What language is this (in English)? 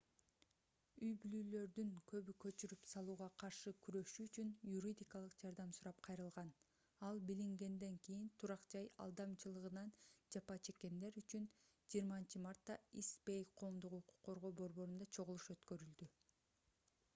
Kyrgyz